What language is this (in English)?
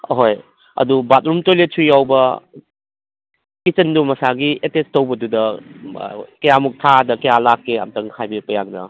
Manipuri